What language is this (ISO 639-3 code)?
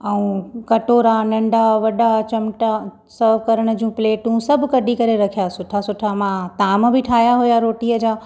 snd